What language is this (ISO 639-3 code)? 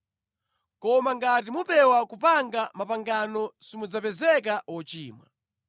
nya